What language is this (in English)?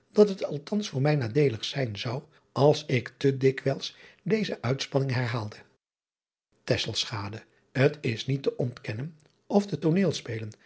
Dutch